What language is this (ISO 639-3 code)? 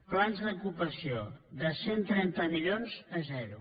cat